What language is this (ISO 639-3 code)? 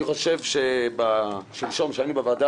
heb